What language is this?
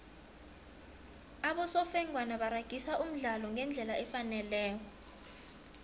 South Ndebele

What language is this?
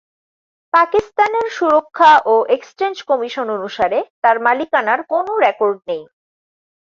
Bangla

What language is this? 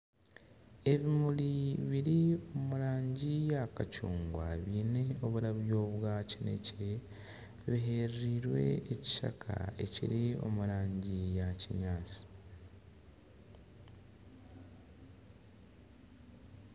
Nyankole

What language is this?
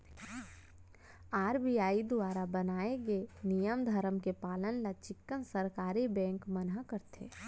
Chhattisgarhi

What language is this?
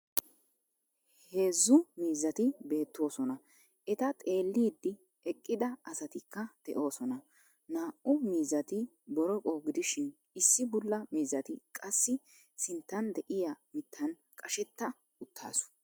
Wolaytta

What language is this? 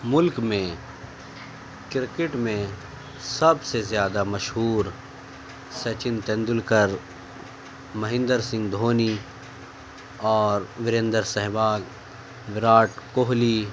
Urdu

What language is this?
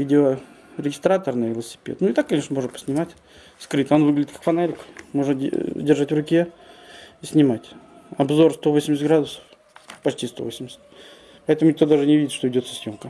Russian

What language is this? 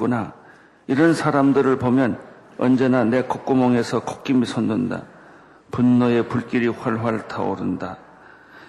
Korean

